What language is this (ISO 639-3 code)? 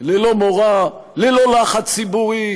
heb